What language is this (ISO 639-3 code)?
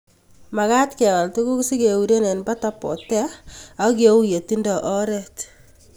kln